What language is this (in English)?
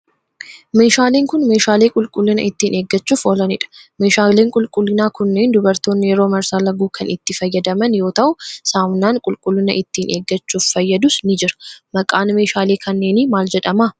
Oromo